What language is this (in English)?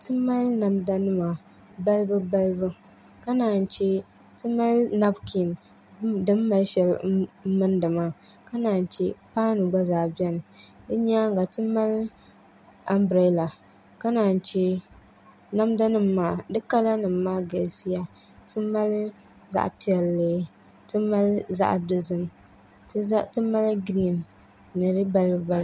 Dagbani